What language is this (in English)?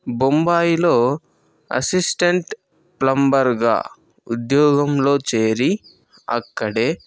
Telugu